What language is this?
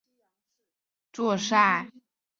Chinese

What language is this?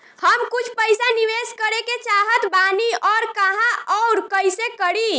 Bhojpuri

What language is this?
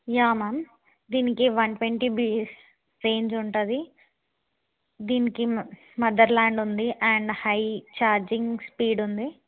Telugu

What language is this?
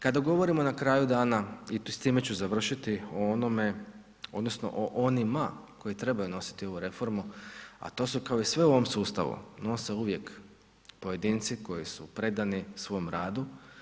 Croatian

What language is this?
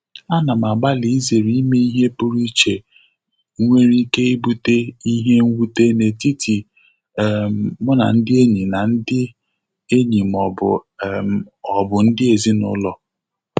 Igbo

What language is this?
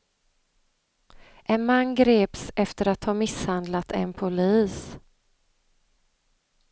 Swedish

